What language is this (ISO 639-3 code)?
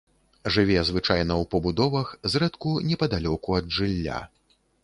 bel